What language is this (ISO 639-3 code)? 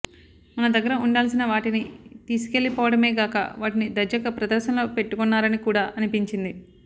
tel